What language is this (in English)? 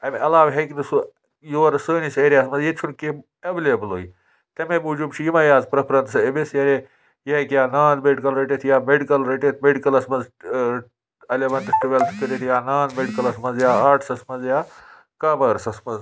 Kashmiri